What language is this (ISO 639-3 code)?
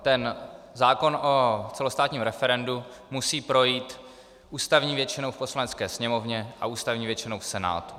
ces